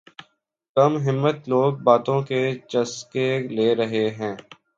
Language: Urdu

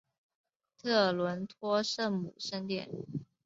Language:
Chinese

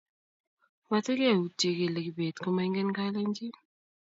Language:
Kalenjin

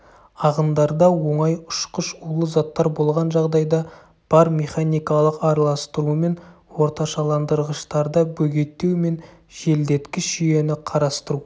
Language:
Kazakh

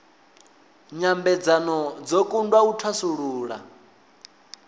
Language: Venda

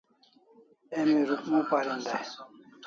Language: Kalasha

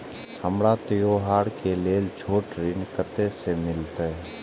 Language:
Maithili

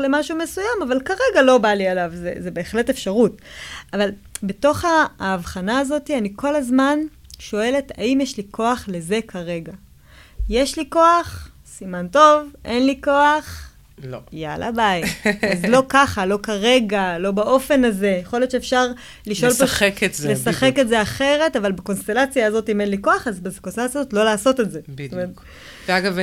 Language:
Hebrew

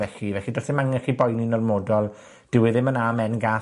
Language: Welsh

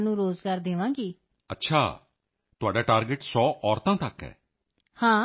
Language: Punjabi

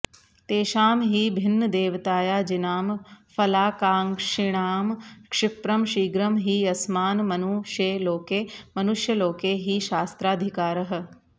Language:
Sanskrit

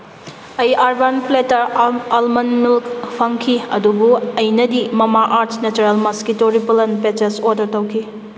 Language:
Manipuri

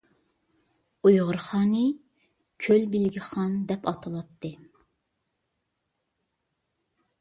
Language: Uyghur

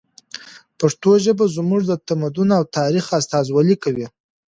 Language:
Pashto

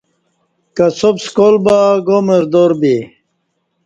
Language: Kati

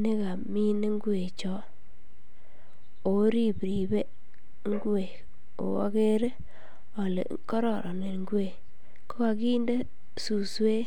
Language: Kalenjin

